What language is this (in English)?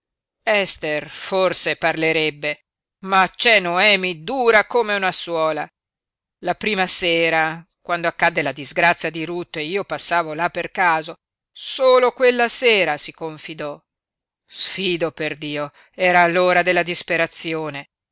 Italian